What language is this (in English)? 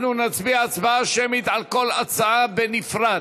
Hebrew